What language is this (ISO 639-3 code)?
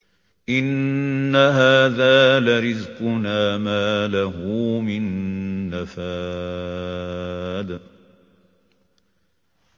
ara